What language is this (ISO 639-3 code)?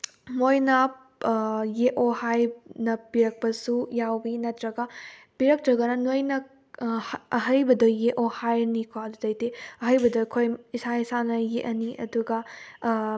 mni